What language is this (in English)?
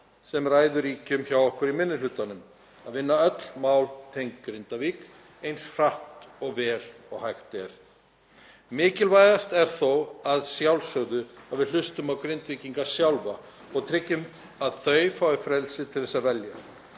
Icelandic